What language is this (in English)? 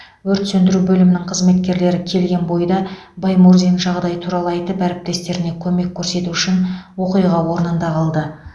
Kazakh